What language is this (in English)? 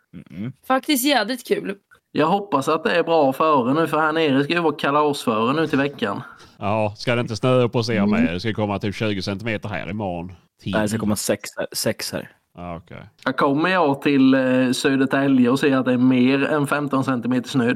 Swedish